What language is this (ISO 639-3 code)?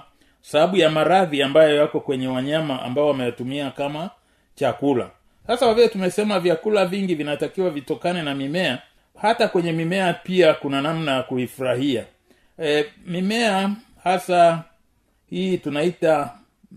swa